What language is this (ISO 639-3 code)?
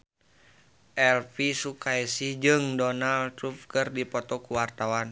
sun